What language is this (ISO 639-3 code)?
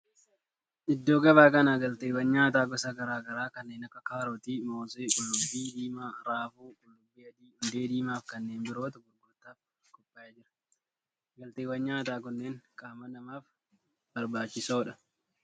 orm